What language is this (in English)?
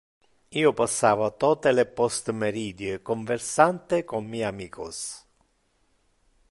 Interlingua